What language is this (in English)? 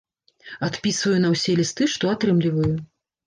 Belarusian